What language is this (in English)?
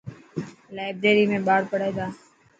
Dhatki